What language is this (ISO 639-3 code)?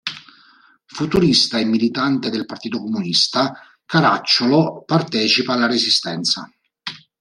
ita